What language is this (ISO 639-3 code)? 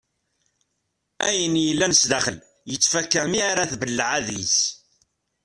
kab